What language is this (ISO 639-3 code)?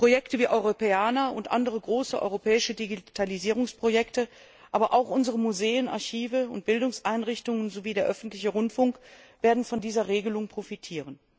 deu